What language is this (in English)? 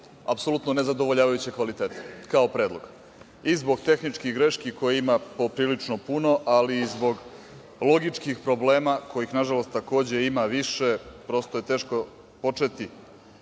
Serbian